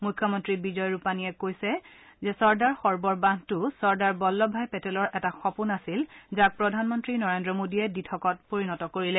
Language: Assamese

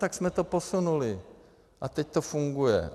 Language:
Czech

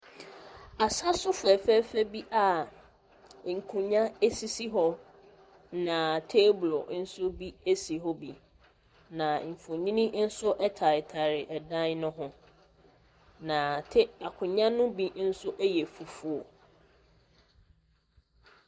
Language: Akan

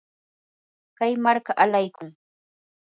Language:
Yanahuanca Pasco Quechua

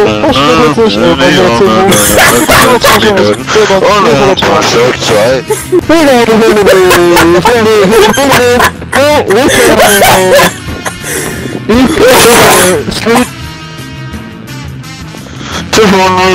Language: English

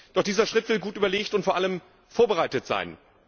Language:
German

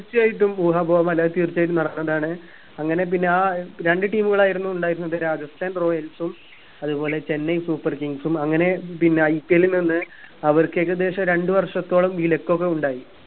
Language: Malayalam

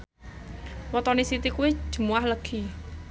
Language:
Javanese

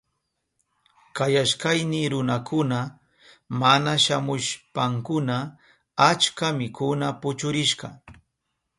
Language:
Southern Pastaza Quechua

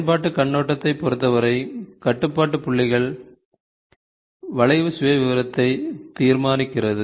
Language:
Tamil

